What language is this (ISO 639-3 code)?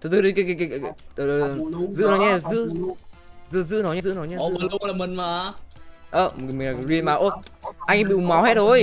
vie